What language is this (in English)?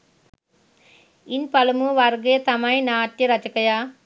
Sinhala